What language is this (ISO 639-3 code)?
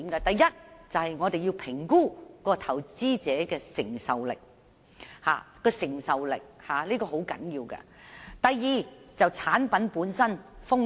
yue